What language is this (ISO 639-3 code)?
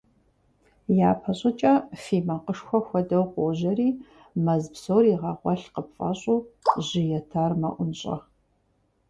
kbd